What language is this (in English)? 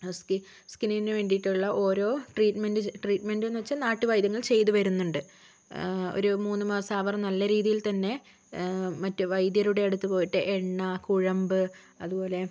Malayalam